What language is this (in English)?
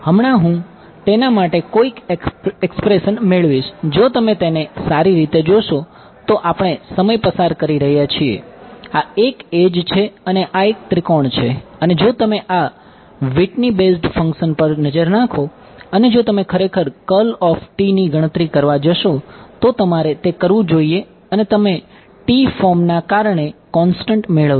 Gujarati